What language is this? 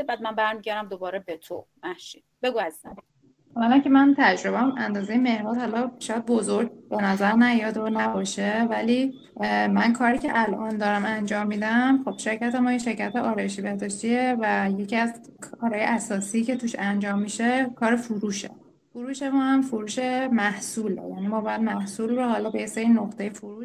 Persian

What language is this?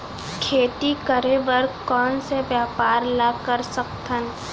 Chhattisgarhi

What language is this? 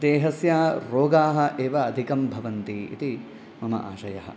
Sanskrit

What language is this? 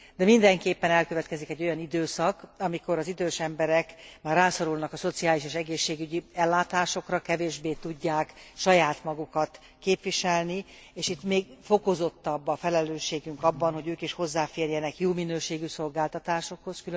Hungarian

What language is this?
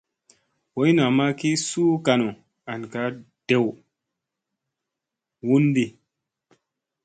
Musey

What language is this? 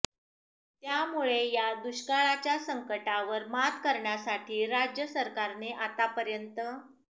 Marathi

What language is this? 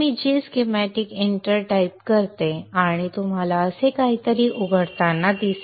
Marathi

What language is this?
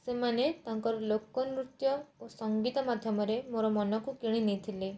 Odia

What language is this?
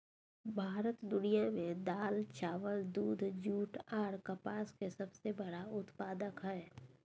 Maithili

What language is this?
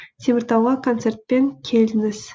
Kazakh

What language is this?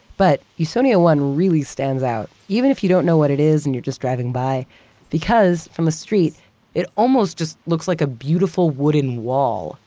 English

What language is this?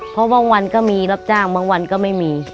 Thai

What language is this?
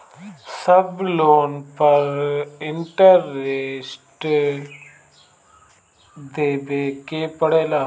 Bhojpuri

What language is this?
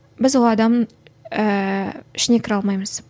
Kazakh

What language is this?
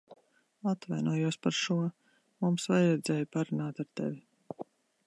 Latvian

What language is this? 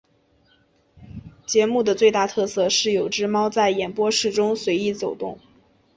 Chinese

